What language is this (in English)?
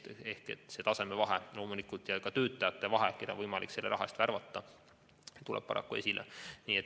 Estonian